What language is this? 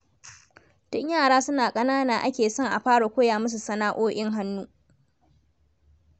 Hausa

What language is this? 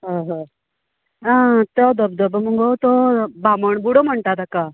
Konkani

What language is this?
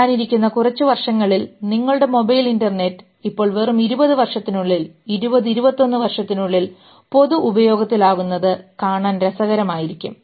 Malayalam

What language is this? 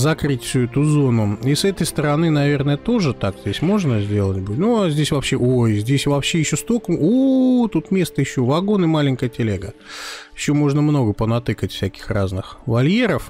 Russian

